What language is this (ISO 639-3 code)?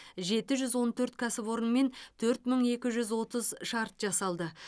kaz